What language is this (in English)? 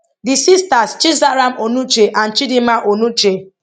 Nigerian Pidgin